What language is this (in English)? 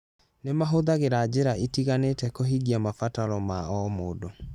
Kikuyu